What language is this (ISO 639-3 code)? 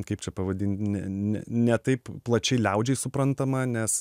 lit